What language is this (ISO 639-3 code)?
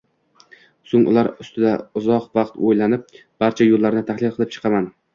uzb